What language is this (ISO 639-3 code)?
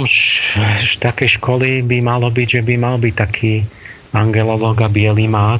slk